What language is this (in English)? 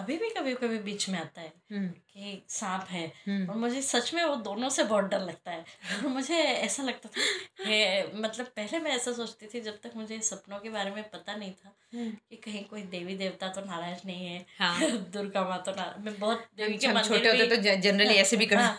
Hindi